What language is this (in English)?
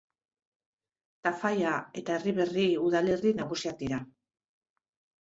Basque